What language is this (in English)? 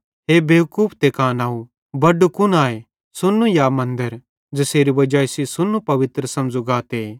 Bhadrawahi